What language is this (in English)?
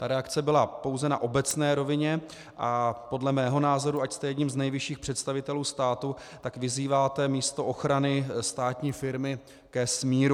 Czech